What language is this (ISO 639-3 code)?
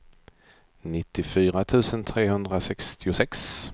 swe